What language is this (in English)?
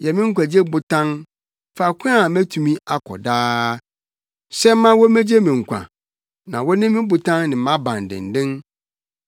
Akan